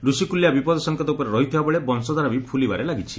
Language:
Odia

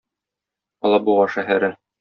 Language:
Tatar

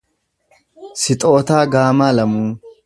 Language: Oromo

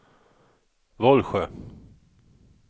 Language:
Swedish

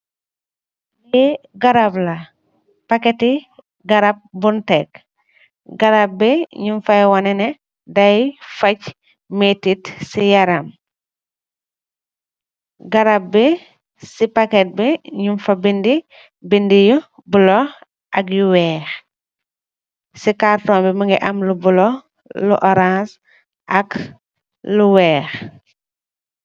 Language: Wolof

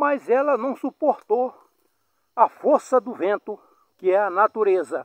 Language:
Portuguese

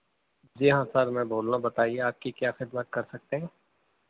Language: Urdu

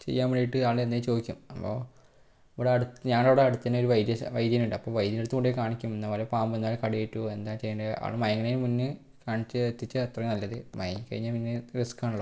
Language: Malayalam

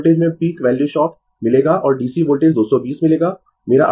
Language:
Hindi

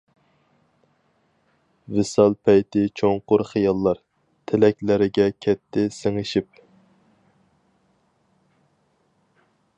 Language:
Uyghur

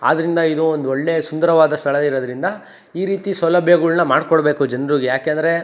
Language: Kannada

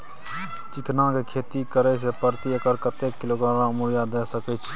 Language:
Maithili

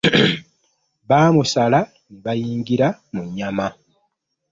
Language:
Ganda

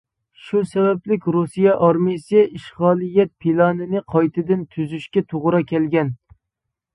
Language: Uyghur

